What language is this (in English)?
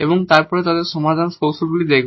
Bangla